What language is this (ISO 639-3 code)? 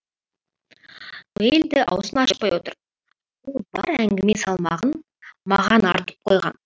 kaz